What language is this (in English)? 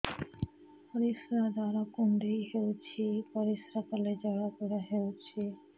Odia